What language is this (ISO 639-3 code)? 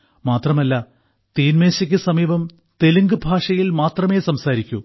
mal